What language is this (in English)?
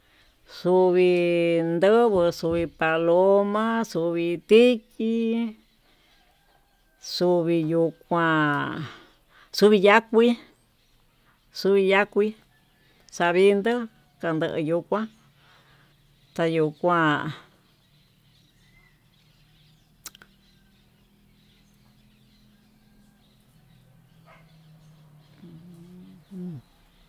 Tututepec Mixtec